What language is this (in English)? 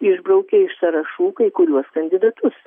Lithuanian